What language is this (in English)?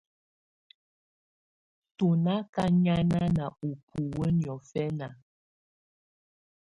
Tunen